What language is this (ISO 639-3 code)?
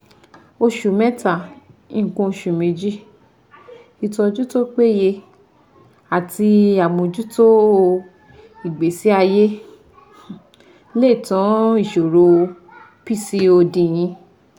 yor